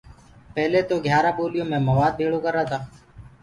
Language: Gurgula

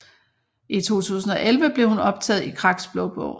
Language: Danish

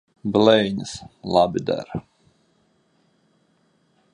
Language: Latvian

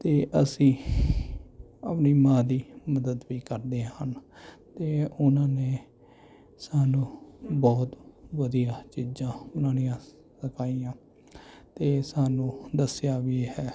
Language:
Punjabi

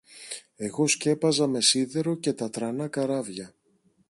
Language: Greek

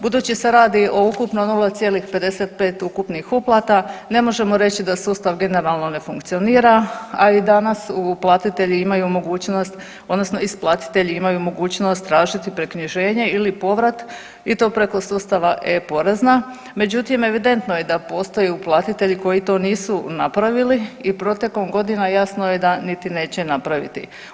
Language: Croatian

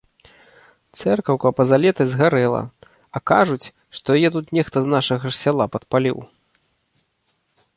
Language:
Belarusian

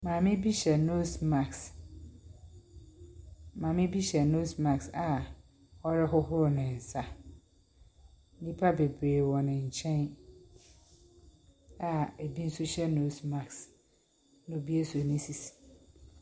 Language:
Akan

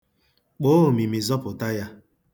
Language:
Igbo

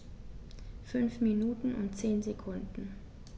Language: German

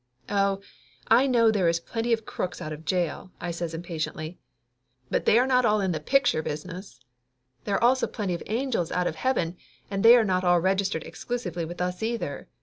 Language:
English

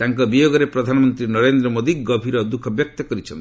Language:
Odia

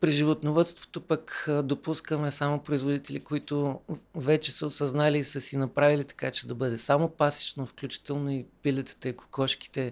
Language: Bulgarian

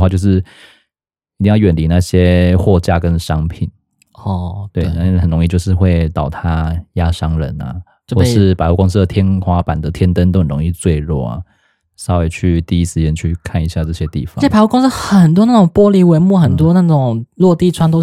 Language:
Chinese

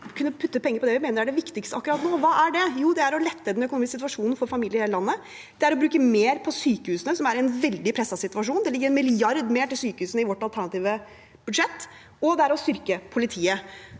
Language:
Norwegian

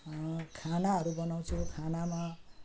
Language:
Nepali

